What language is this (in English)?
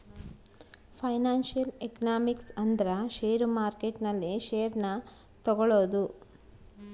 Kannada